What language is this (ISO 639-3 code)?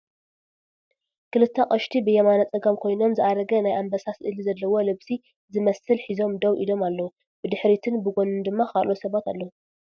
tir